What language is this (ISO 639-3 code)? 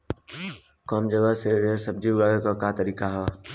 bho